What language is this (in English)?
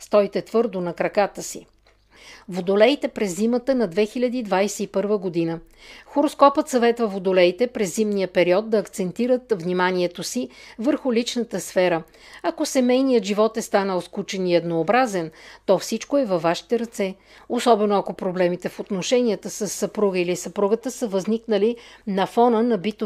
Bulgarian